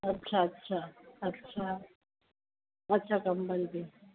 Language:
Sindhi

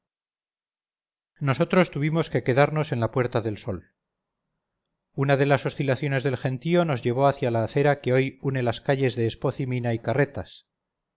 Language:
Spanish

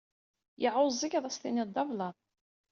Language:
Kabyle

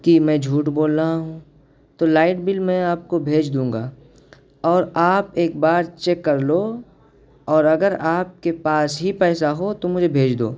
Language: Urdu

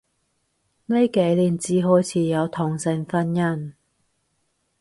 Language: Cantonese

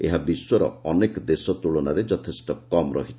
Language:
Odia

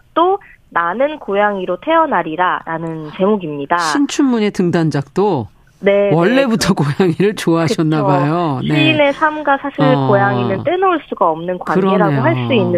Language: Korean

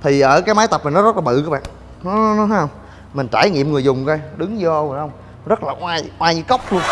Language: Vietnamese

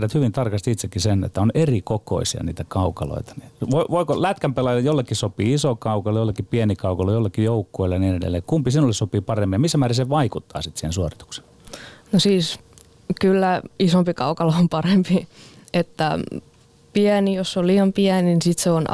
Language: Finnish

